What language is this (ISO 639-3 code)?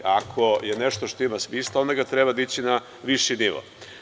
srp